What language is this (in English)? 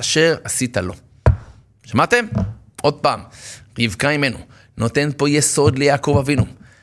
Hebrew